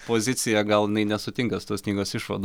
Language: Lithuanian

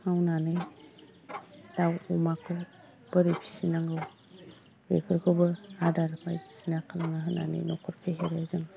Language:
Bodo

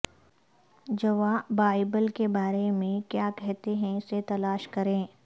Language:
Urdu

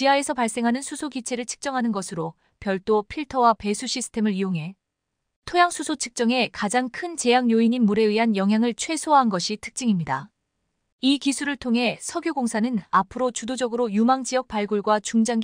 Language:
Korean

